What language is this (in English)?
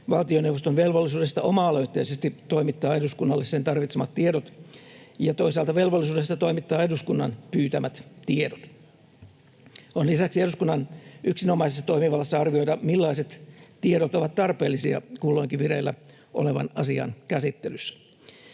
Finnish